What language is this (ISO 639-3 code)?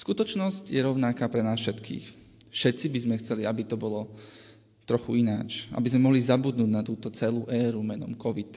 slk